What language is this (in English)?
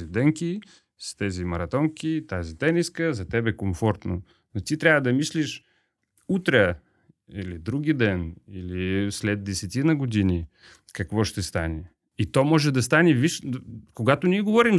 Bulgarian